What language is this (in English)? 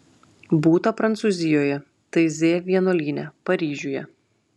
Lithuanian